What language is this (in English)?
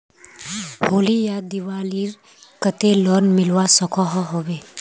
Magahi